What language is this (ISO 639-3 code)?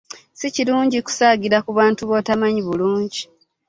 lug